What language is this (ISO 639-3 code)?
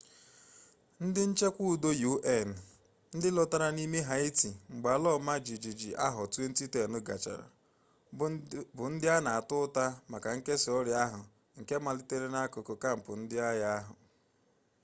ibo